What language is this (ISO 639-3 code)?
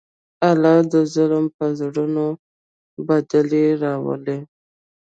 pus